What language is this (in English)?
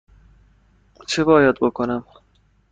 Persian